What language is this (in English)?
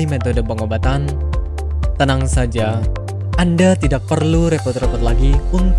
Indonesian